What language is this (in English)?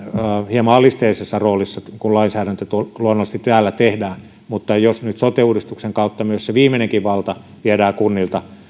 Finnish